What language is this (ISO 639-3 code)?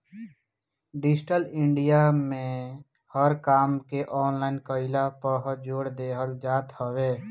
bho